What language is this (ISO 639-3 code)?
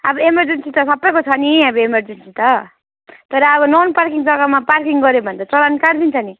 nep